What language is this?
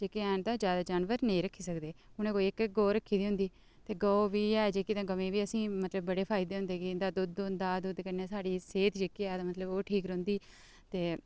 Dogri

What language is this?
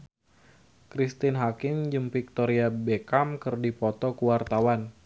Sundanese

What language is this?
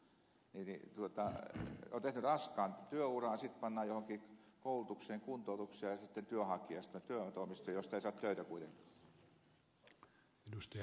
Finnish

